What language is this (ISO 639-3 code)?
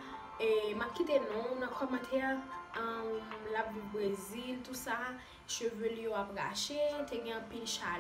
ron